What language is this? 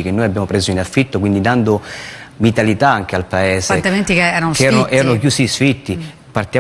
Italian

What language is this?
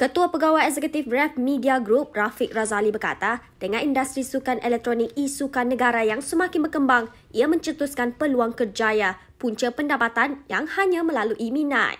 Malay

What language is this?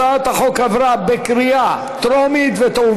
Hebrew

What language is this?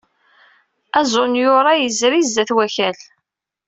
Kabyle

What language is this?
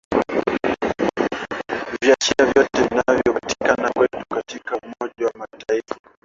Swahili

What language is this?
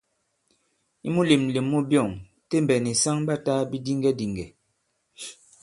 Bankon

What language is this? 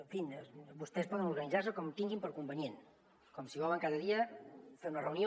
Catalan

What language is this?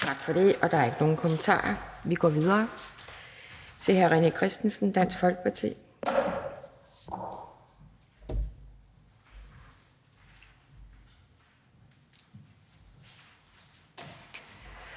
Danish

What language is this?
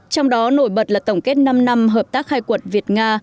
Vietnamese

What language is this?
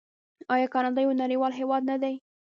Pashto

